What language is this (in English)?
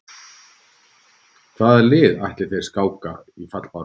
Icelandic